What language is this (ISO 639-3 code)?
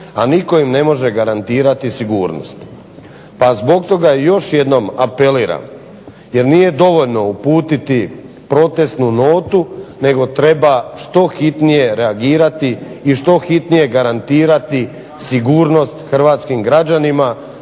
hrv